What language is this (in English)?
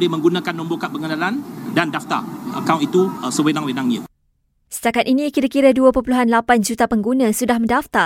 Malay